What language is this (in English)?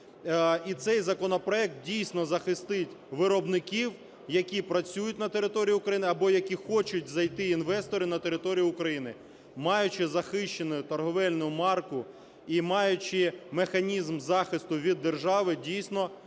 Ukrainian